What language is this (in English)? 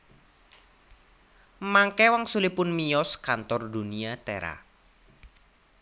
Javanese